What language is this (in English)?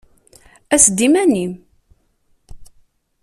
Kabyle